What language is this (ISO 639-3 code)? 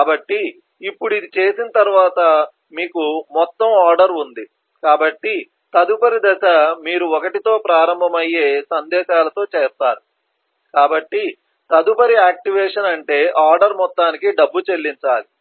tel